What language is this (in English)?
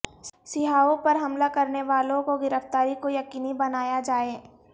Urdu